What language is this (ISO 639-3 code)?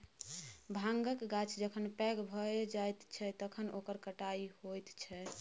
mai